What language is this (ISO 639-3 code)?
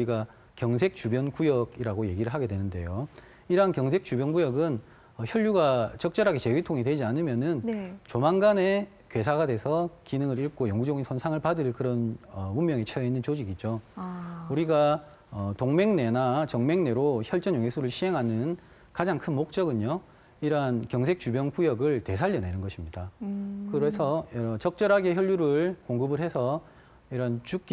kor